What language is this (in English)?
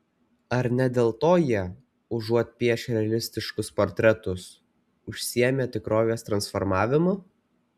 Lithuanian